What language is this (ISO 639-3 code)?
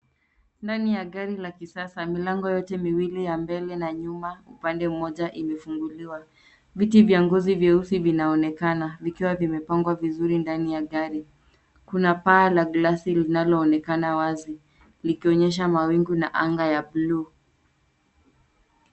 swa